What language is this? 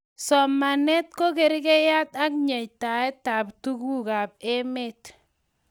Kalenjin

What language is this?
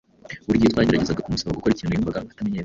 Kinyarwanda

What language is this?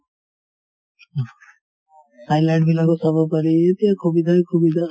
Assamese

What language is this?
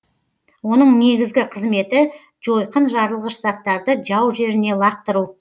Kazakh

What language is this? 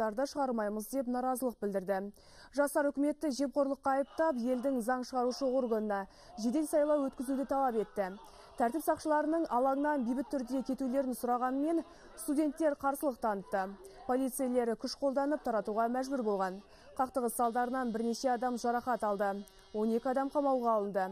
Turkish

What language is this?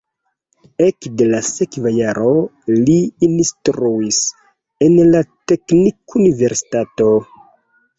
Esperanto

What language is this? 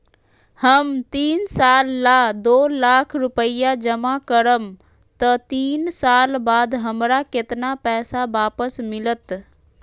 Magahi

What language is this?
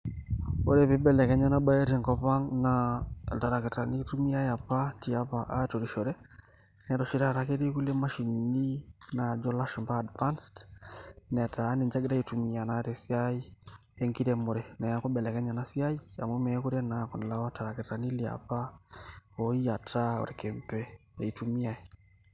Masai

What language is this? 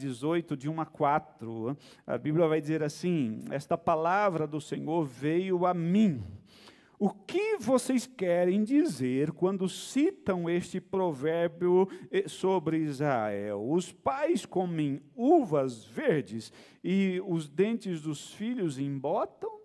Portuguese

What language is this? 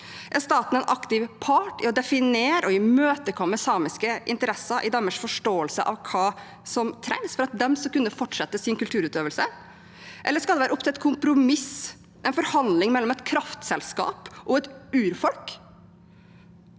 Norwegian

